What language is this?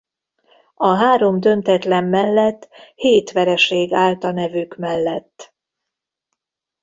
Hungarian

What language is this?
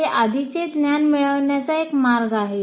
Marathi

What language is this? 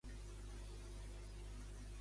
Catalan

